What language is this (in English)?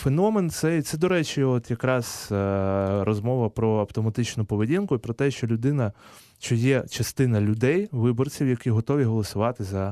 Ukrainian